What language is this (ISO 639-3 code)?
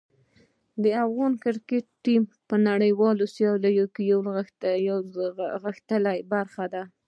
pus